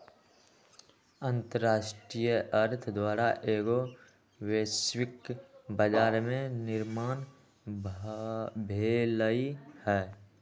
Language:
Magahi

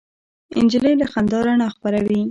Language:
Pashto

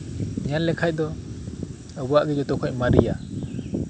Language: Santali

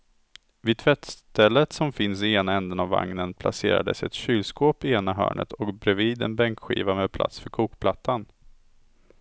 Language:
Swedish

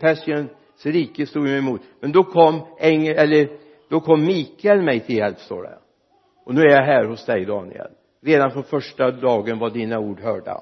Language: Swedish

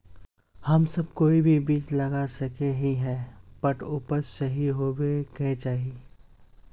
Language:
Magahi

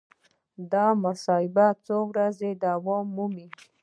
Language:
Pashto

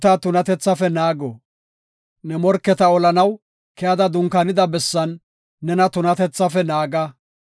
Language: Gofa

